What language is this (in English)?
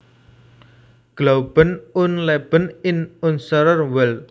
Javanese